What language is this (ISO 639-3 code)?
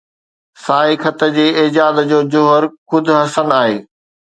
snd